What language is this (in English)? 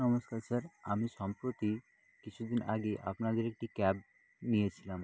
Bangla